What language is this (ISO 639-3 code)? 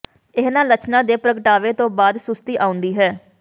pan